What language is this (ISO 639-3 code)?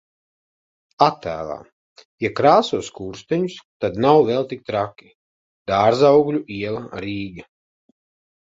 lav